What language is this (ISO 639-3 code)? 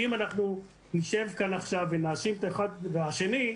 heb